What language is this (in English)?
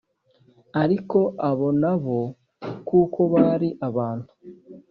Kinyarwanda